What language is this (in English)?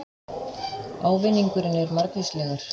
Icelandic